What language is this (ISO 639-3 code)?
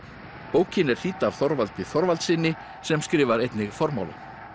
isl